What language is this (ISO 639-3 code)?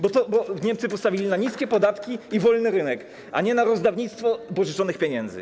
pol